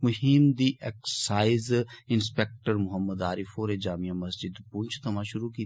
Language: Dogri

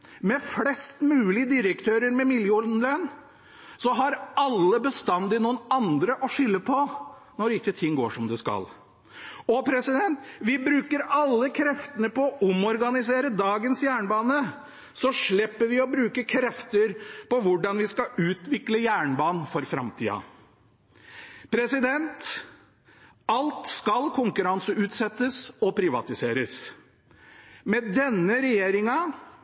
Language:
Norwegian Bokmål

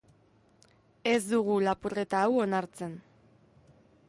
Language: Basque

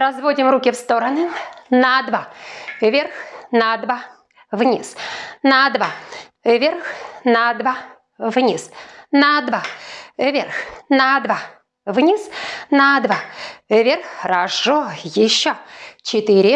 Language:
Russian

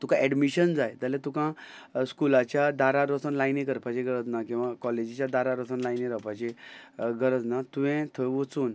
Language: Konkani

